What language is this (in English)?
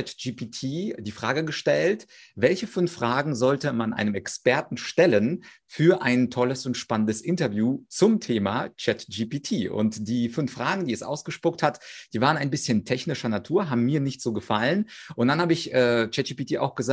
German